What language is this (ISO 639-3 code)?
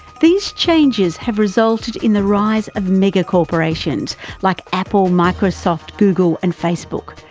eng